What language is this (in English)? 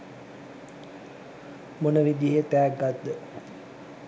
Sinhala